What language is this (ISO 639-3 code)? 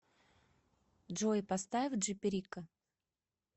rus